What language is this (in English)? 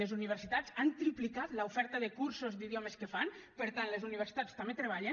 Catalan